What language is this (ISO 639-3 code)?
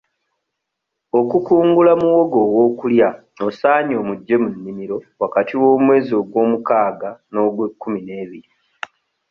lug